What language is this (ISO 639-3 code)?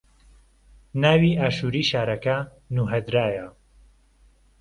ckb